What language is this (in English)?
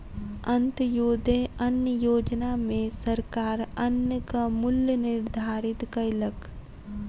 Maithili